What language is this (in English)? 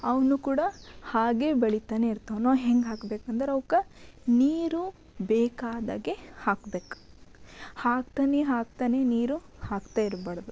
Kannada